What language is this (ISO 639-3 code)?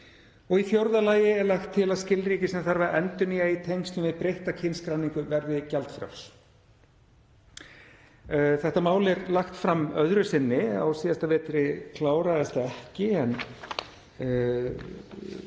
isl